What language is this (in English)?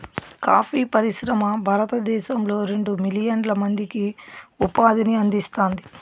Telugu